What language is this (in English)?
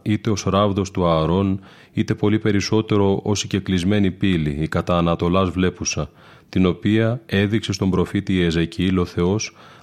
Greek